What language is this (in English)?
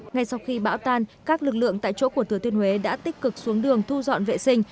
Vietnamese